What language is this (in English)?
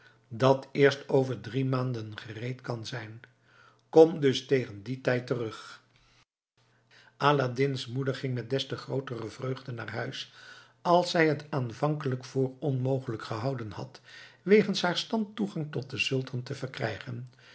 Dutch